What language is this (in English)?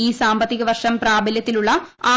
Malayalam